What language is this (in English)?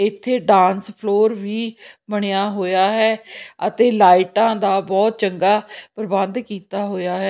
Punjabi